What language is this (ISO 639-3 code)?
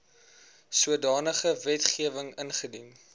afr